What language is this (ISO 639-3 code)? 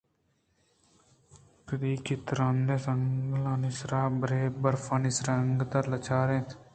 bgp